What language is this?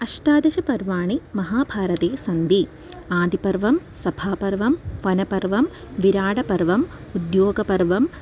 Sanskrit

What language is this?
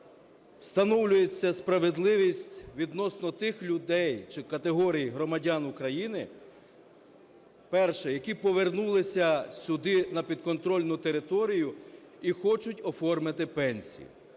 Ukrainian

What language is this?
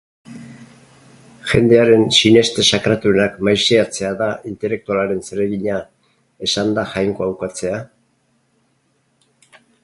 Basque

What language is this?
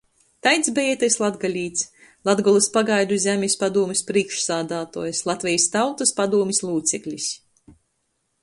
Latgalian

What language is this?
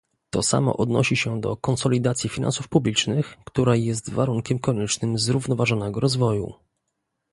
Polish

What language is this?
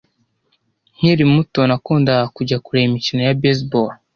Kinyarwanda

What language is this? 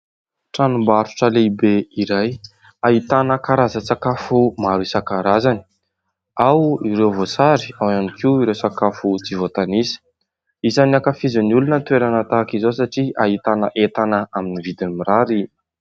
Malagasy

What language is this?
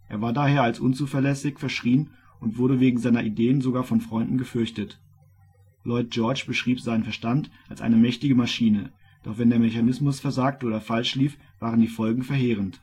German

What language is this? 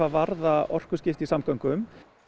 Icelandic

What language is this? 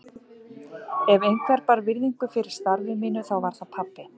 Icelandic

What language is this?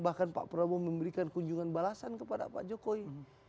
Indonesian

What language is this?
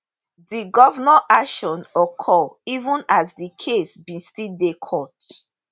Nigerian Pidgin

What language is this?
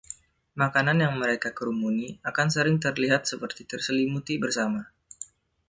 Indonesian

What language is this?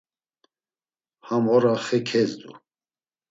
Laz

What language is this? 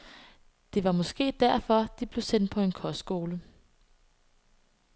Danish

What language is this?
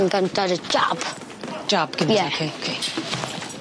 Welsh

